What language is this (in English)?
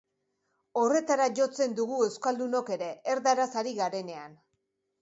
Basque